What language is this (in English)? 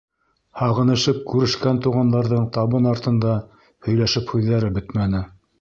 Bashkir